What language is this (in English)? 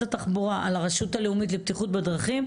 Hebrew